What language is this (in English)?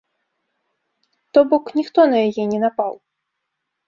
Belarusian